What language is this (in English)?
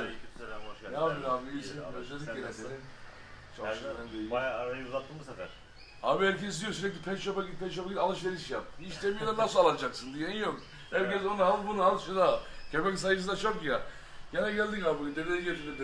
Turkish